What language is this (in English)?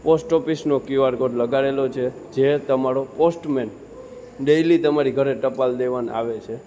Gujarati